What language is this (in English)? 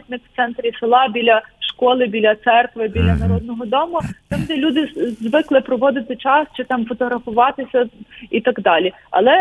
Ukrainian